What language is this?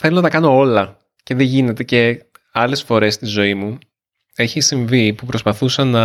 Greek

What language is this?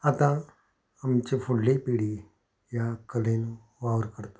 Konkani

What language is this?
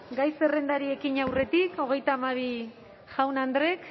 Basque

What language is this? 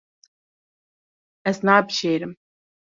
Kurdish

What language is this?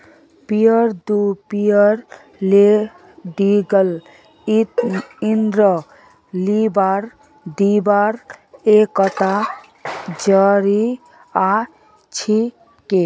Magahi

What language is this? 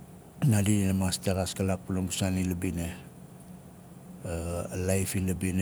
Nalik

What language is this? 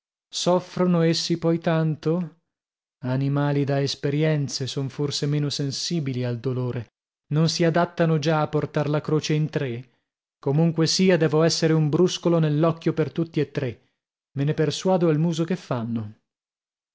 Italian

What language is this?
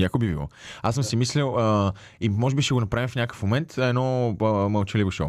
Bulgarian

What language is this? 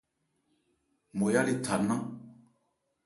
Ebrié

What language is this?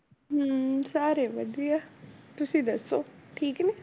Punjabi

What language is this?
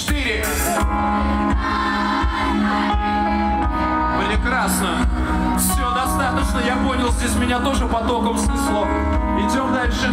Russian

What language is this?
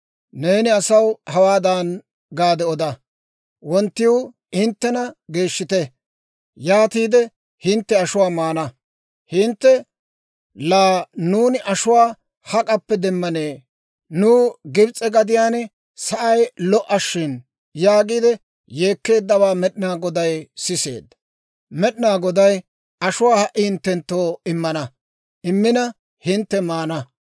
Dawro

